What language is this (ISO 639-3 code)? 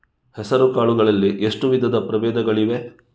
kan